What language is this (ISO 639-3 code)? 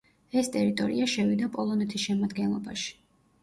kat